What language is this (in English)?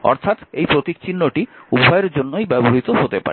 Bangla